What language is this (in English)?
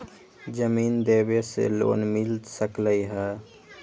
Magahi